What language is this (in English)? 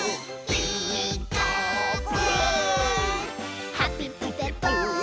Japanese